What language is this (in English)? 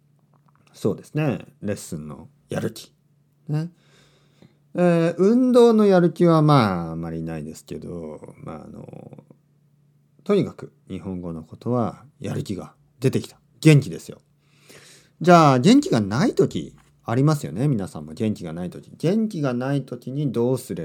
Japanese